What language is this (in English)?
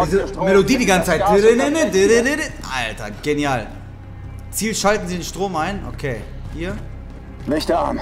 German